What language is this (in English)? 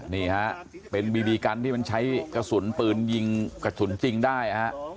Thai